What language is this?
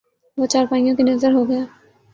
Urdu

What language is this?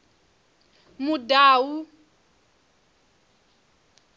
Venda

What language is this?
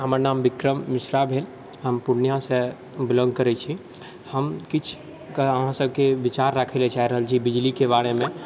Maithili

